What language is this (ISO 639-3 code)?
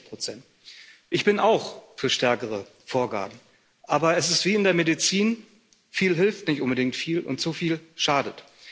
deu